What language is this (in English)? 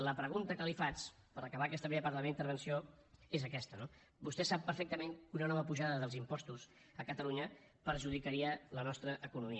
Catalan